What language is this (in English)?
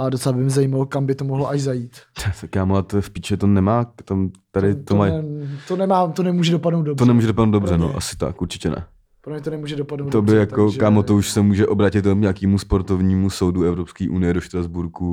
Czech